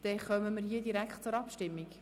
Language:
Swiss German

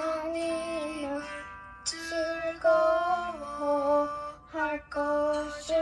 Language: Korean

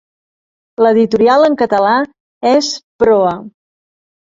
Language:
Catalan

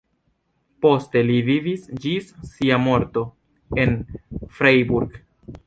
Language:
Esperanto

